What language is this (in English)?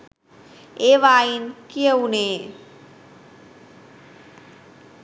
Sinhala